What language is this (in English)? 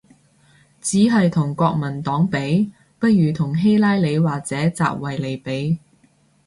Cantonese